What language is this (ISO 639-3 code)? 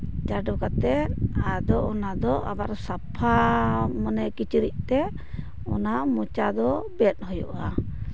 sat